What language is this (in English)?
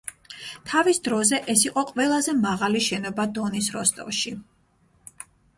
Georgian